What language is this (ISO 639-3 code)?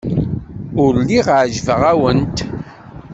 kab